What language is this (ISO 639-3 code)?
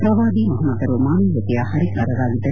kan